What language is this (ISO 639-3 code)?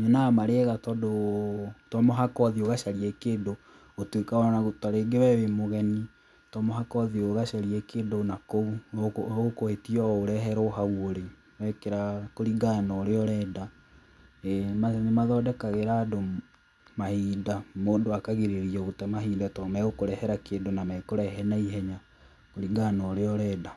kik